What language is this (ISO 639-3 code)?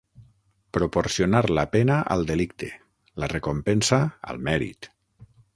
cat